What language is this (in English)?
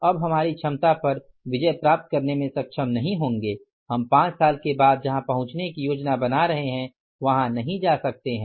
Hindi